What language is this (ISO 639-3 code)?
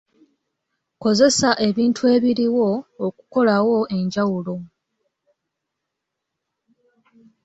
lug